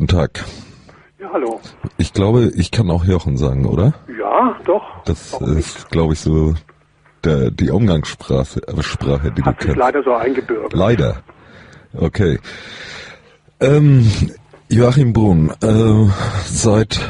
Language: German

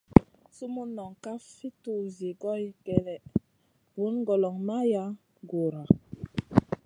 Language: Masana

